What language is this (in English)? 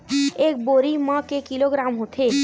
Chhattisgarhi